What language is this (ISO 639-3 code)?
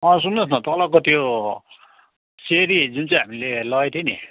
nep